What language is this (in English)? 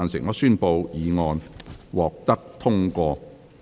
Cantonese